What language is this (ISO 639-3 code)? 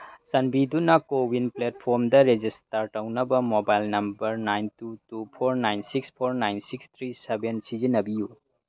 mni